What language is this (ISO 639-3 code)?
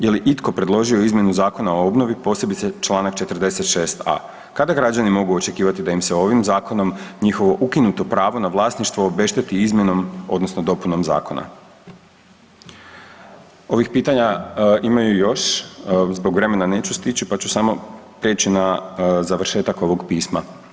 hrv